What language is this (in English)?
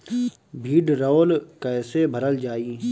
Bhojpuri